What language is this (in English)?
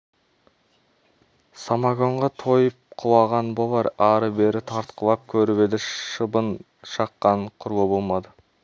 Kazakh